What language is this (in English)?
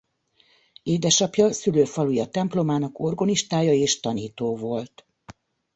Hungarian